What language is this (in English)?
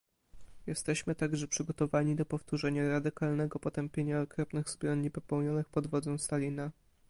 Polish